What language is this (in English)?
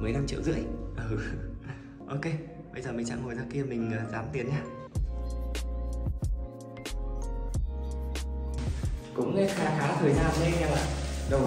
Vietnamese